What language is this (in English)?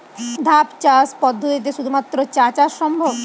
Bangla